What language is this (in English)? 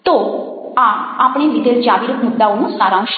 Gujarati